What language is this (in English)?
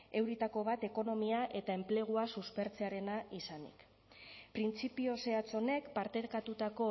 Basque